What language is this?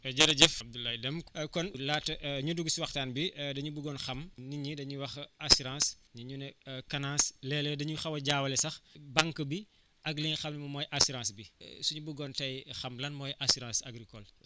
Wolof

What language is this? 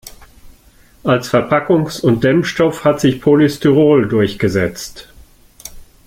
German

